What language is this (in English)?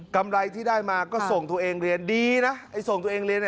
Thai